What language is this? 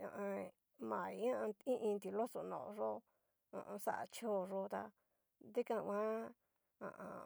Cacaloxtepec Mixtec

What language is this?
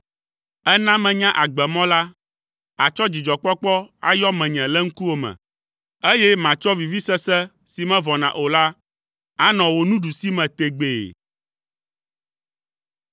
Ewe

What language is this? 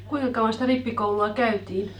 Finnish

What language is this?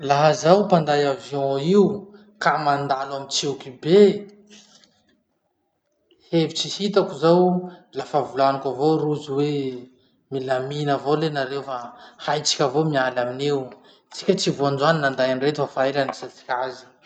Masikoro Malagasy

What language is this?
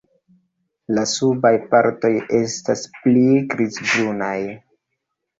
Esperanto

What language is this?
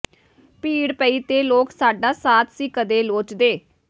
Punjabi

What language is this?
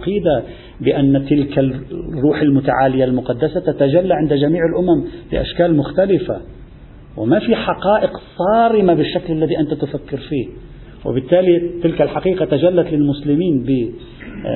Arabic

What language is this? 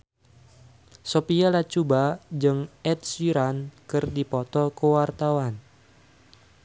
Sundanese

